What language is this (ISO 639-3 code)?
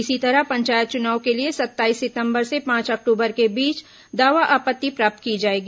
hin